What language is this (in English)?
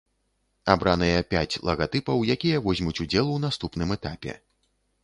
Belarusian